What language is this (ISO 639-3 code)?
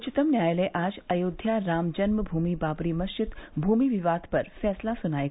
hin